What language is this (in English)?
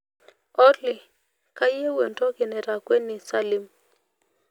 Masai